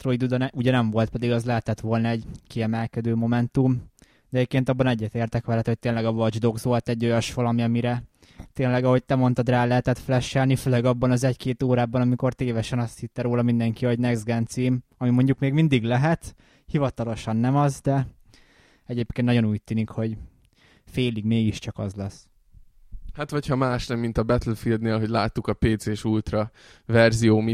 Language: Hungarian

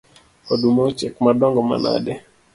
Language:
Luo (Kenya and Tanzania)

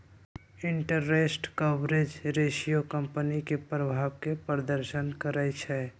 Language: Magahi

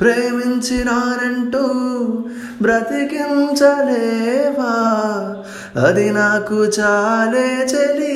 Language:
Telugu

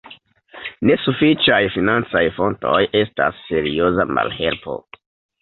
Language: Esperanto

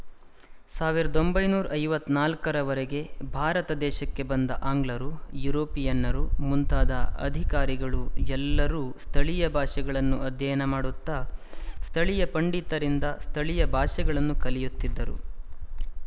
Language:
Kannada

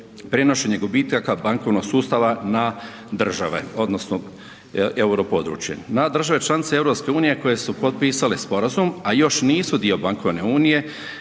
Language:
Croatian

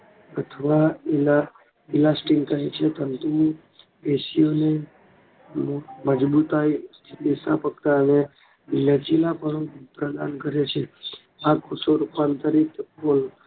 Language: Gujarati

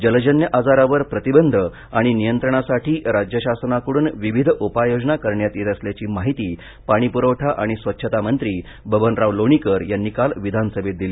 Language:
Marathi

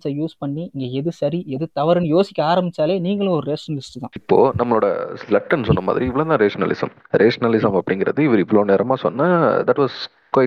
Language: Tamil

